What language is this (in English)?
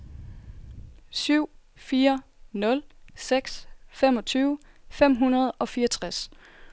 Danish